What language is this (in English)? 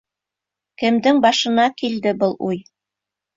Bashkir